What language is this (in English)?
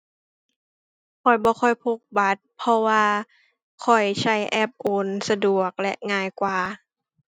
Thai